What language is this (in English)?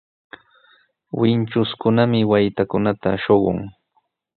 Sihuas Ancash Quechua